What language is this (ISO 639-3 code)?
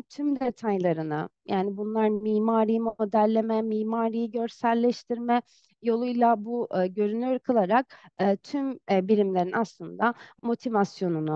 tur